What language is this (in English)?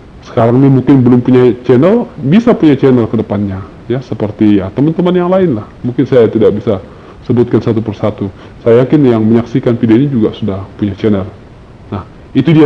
Indonesian